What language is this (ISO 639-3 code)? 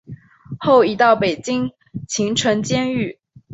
zho